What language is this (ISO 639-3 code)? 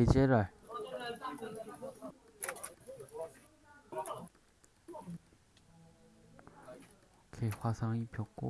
kor